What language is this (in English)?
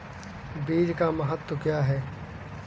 Hindi